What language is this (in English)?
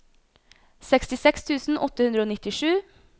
Norwegian